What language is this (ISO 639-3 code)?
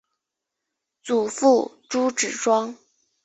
zho